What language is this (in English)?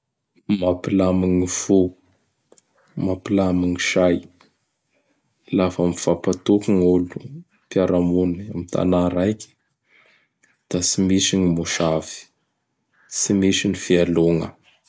Bara Malagasy